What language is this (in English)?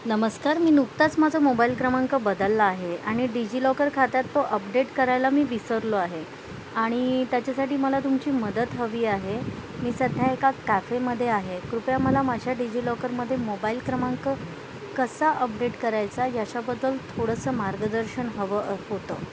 Marathi